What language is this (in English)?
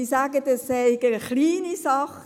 Swiss German